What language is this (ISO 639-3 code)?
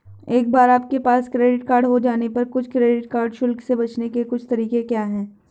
hin